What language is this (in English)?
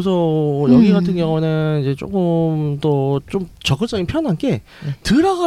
Korean